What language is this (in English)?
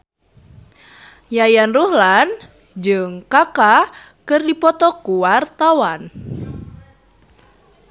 Sundanese